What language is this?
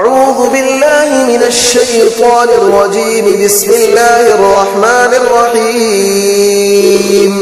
Arabic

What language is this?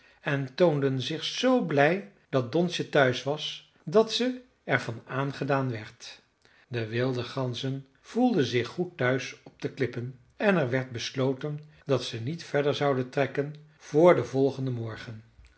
Dutch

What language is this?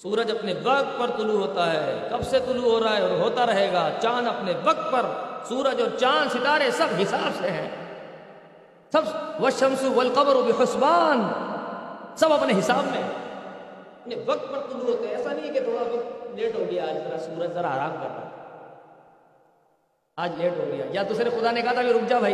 Urdu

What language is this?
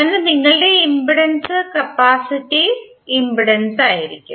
Malayalam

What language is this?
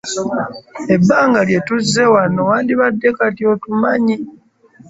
Ganda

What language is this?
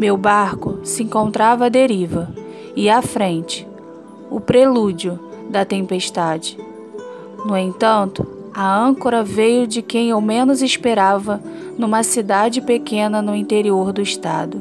Portuguese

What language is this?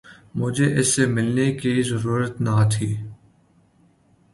Urdu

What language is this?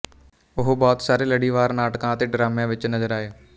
Punjabi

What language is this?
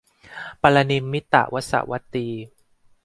Thai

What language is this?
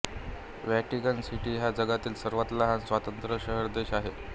Marathi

